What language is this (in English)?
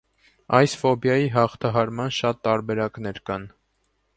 Armenian